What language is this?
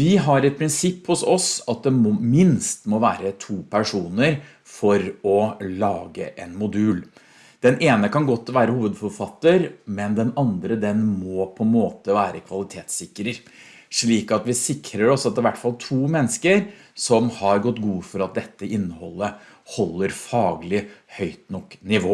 Norwegian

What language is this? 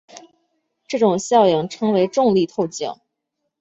Chinese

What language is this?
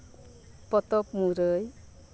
Santali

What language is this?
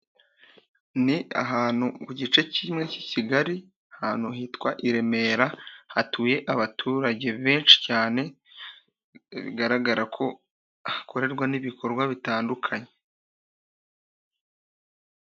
Kinyarwanda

